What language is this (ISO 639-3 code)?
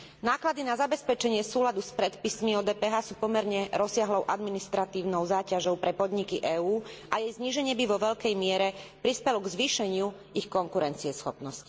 slk